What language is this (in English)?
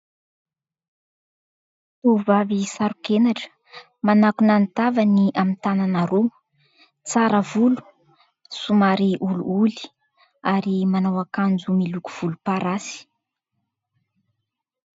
Malagasy